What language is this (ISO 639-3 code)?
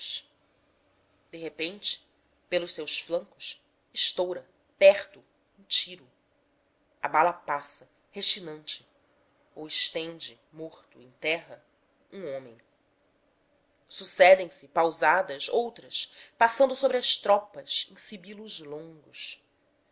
por